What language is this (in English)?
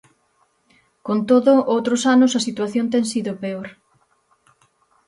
Galician